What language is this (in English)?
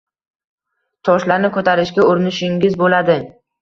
Uzbek